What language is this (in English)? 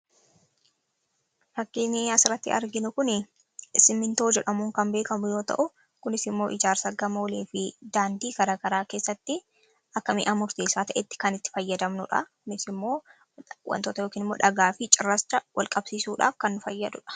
Oromo